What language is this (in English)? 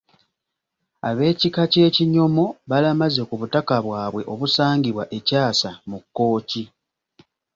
Ganda